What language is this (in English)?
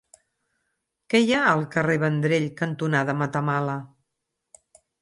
Catalan